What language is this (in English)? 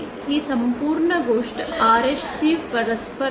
Marathi